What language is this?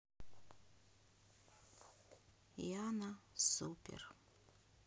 Russian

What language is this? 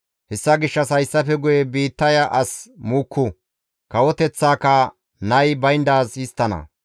Gamo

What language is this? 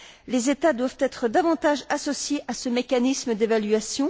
French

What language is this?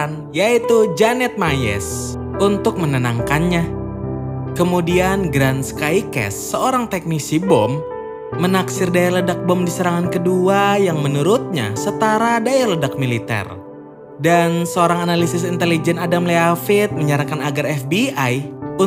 Indonesian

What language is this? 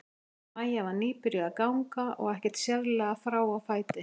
Icelandic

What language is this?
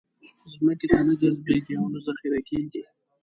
Pashto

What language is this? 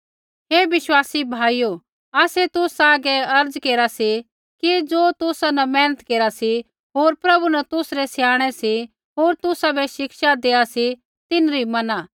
Kullu Pahari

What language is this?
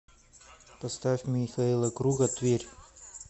Russian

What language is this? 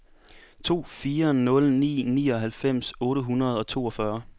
Danish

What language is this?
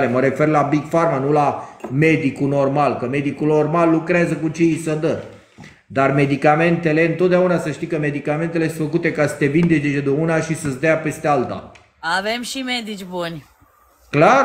Romanian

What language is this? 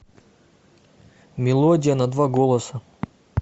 Russian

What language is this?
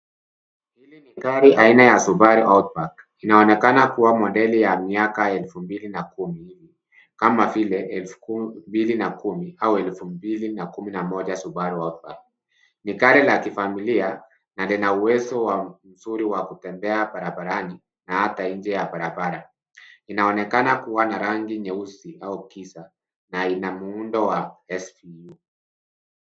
Swahili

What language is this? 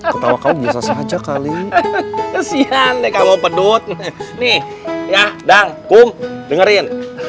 Indonesian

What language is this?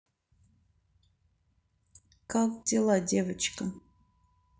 Russian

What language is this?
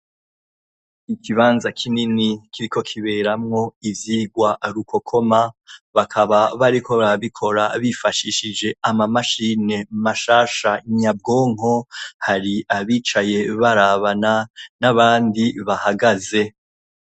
Rundi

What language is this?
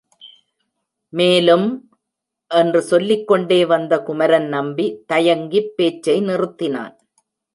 Tamil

